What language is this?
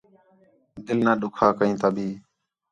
Khetrani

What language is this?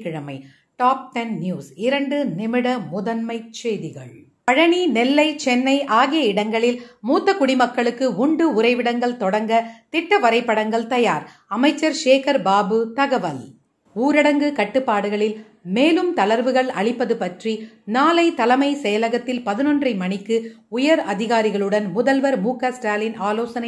Hindi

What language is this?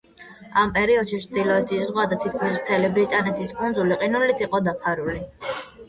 Georgian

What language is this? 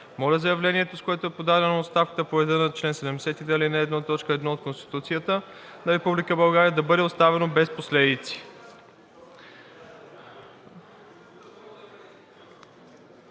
Bulgarian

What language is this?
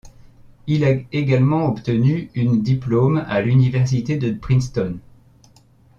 French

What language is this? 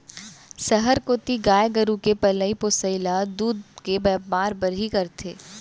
Chhattisgarhi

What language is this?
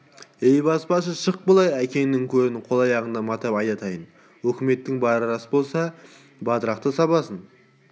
Kazakh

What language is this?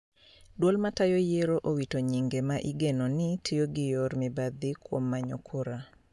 Luo (Kenya and Tanzania)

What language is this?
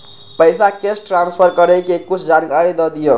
Maithili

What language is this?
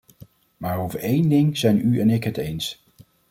Dutch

